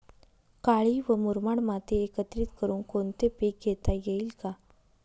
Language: Marathi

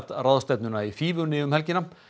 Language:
Icelandic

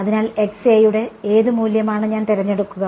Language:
Malayalam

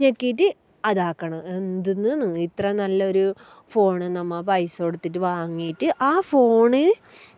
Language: Malayalam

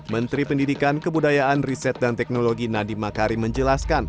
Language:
Indonesian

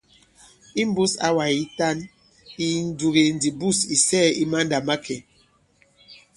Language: Bankon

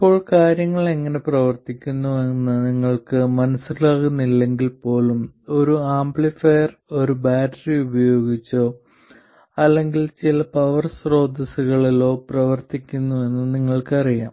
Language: Malayalam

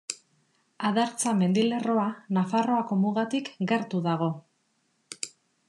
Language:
Basque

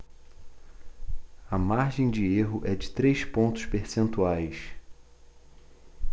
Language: Portuguese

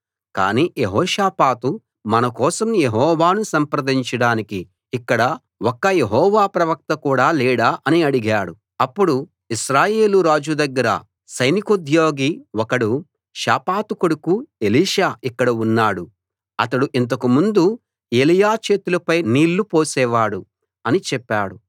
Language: Telugu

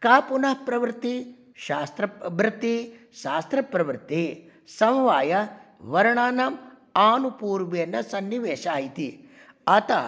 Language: Sanskrit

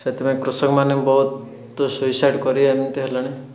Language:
Odia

